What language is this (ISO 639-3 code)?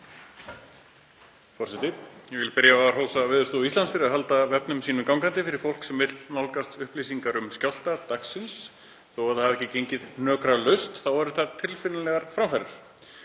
isl